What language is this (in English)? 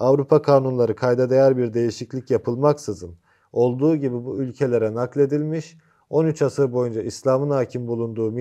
Turkish